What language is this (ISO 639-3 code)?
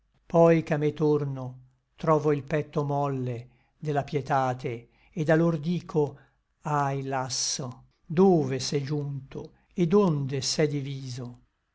ita